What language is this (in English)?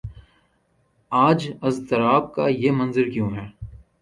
Urdu